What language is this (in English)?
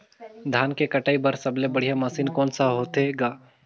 Chhattisgarhi